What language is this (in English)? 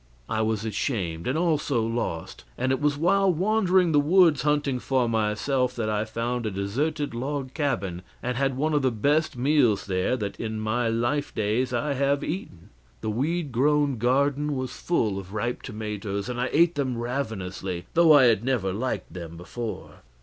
English